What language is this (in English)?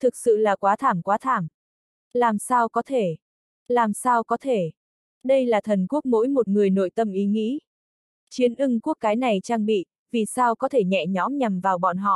Vietnamese